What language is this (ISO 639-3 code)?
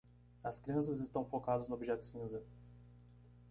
por